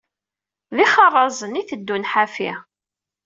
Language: Kabyle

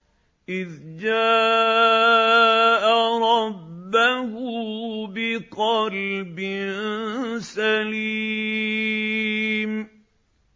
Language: Arabic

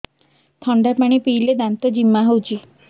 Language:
Odia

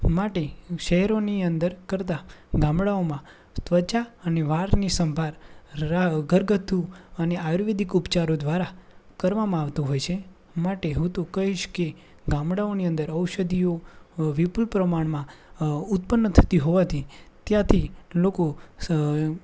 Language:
Gujarati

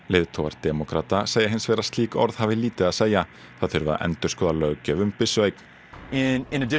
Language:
Icelandic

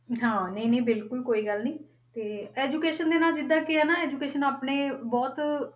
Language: Punjabi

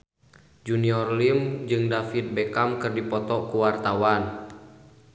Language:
Sundanese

